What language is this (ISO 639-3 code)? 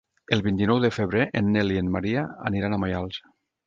cat